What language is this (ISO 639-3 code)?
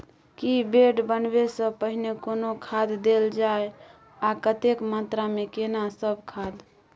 mai